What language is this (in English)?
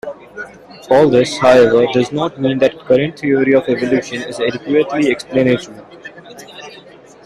English